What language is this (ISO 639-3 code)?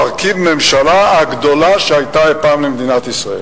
heb